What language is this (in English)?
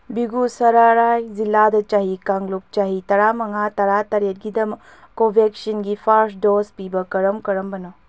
Manipuri